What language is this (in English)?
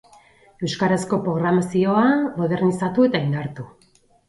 Basque